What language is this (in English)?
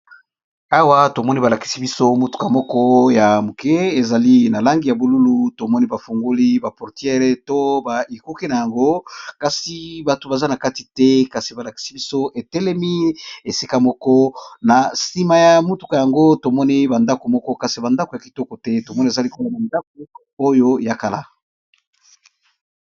Lingala